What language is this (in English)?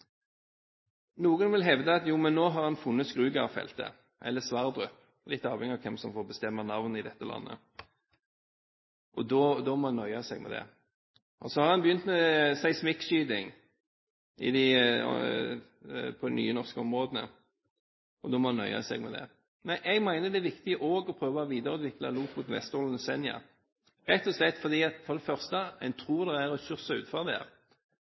Norwegian Bokmål